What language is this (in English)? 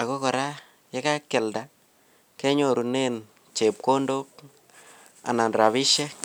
Kalenjin